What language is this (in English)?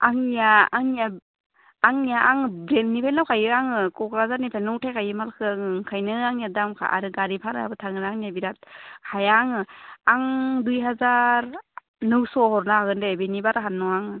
Bodo